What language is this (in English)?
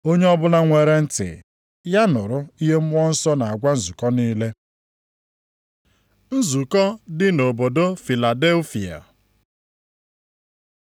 Igbo